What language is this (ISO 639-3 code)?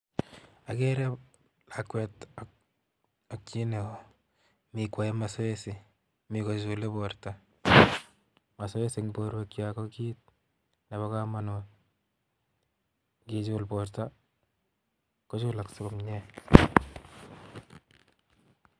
kln